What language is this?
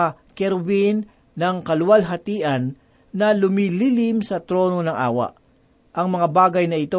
Filipino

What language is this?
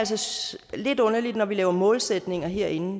Danish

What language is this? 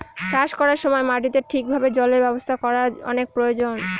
Bangla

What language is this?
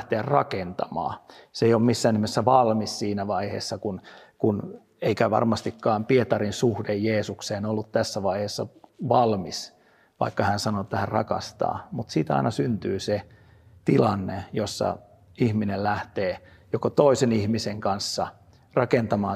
Finnish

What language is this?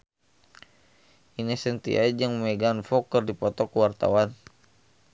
Sundanese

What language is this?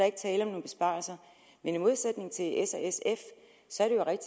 Danish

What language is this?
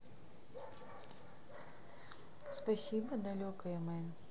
Russian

